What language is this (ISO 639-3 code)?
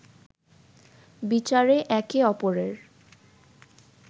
ben